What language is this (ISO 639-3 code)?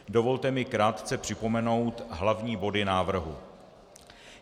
ces